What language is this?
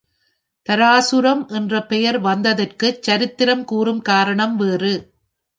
Tamil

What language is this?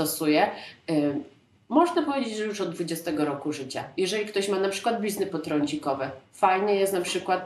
Polish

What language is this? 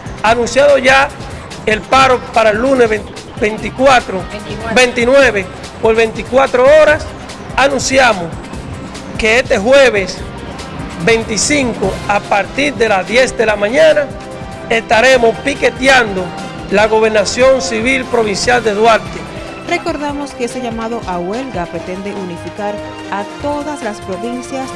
Spanish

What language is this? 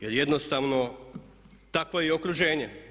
Croatian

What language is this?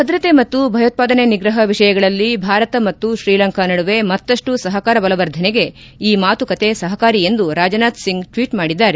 Kannada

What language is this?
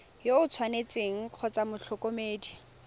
Tswana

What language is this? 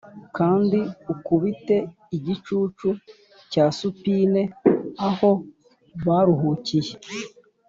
Kinyarwanda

